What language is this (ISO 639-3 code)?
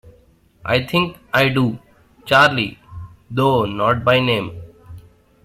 eng